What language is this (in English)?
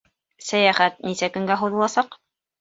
Bashkir